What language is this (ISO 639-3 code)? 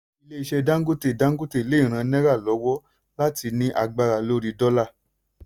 yor